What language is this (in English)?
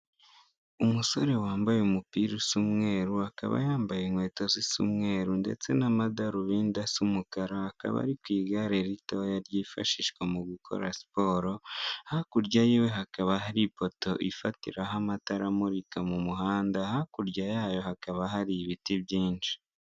Kinyarwanda